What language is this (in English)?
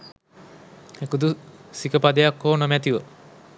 Sinhala